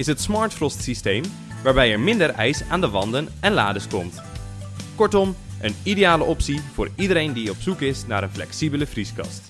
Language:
Dutch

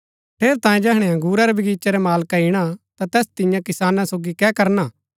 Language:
Gaddi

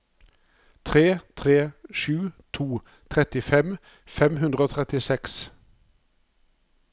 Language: Norwegian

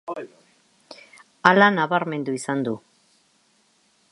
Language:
Basque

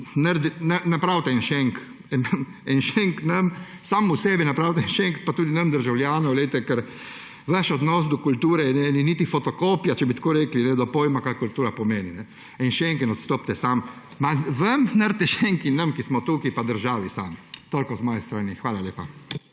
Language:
Slovenian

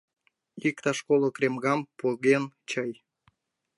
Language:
Mari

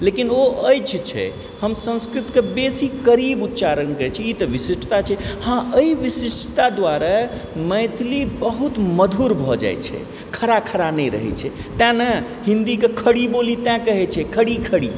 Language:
Maithili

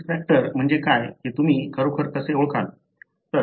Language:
Marathi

